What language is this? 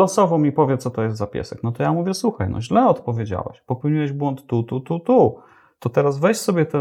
Polish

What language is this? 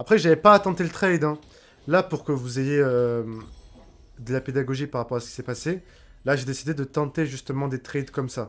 French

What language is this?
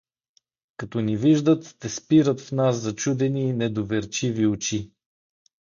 Bulgarian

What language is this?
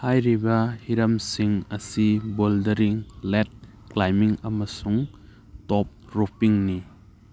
Manipuri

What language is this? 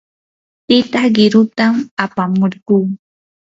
Yanahuanca Pasco Quechua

